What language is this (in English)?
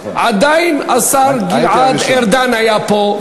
Hebrew